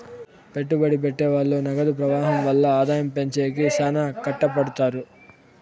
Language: Telugu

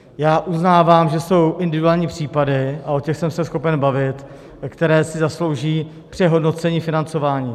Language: Czech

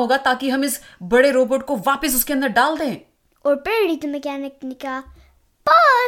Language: Hindi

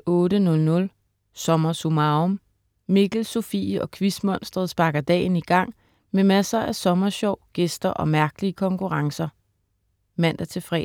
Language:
Danish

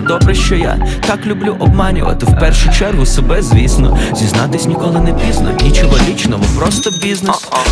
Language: Ukrainian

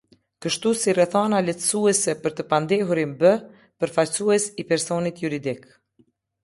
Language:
Albanian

